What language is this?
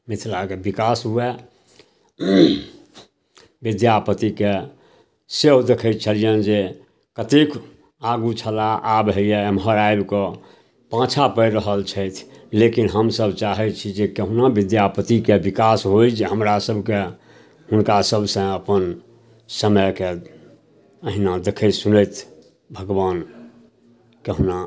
Maithili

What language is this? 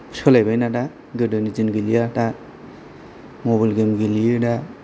Bodo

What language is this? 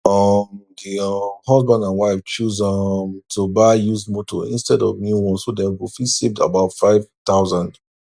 Nigerian Pidgin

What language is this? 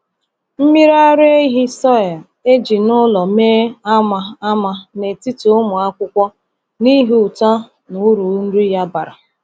Igbo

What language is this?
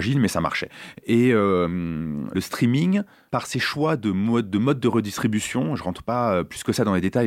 French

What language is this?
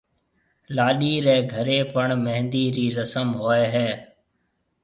Marwari (Pakistan)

